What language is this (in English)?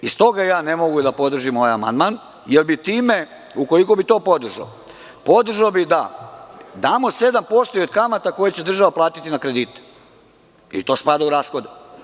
Serbian